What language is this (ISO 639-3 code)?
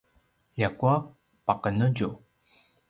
pwn